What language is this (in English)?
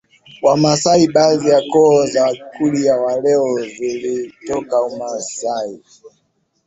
Swahili